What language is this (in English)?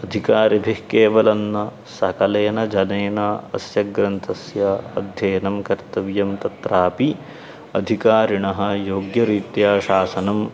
Sanskrit